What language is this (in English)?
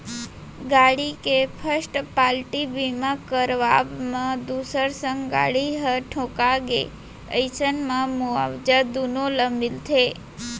Chhattisgarhi